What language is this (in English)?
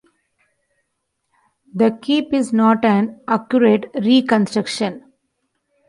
English